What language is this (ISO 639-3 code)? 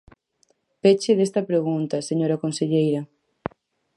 glg